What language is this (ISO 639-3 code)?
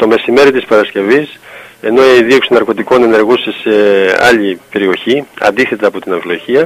ell